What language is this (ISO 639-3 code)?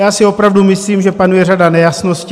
ces